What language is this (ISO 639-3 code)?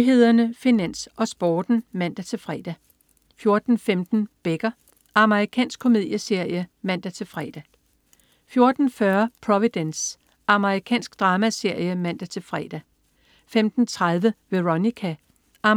dan